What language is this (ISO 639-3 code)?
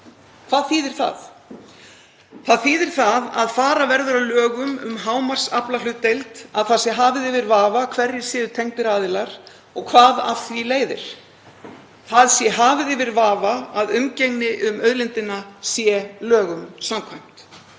isl